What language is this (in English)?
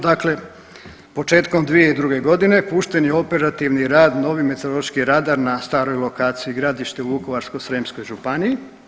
Croatian